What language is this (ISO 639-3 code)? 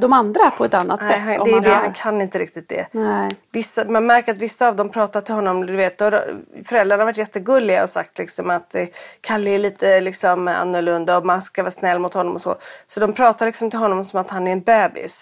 swe